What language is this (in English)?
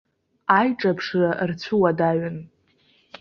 Abkhazian